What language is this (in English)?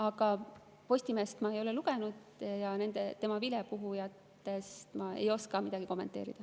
Estonian